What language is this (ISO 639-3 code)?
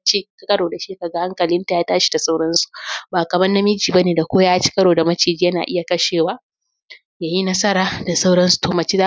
hau